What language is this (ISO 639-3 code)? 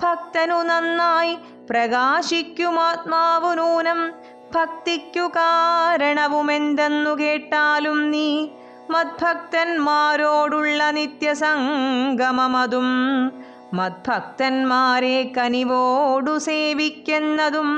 mal